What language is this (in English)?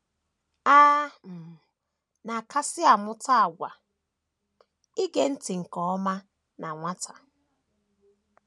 Igbo